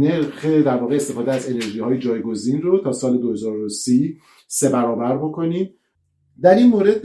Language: Persian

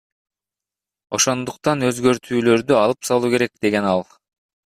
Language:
Kyrgyz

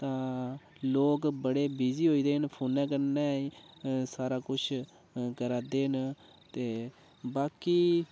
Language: Dogri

